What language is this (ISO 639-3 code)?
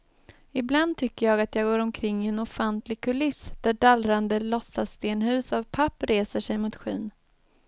swe